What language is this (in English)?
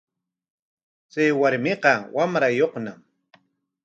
Corongo Ancash Quechua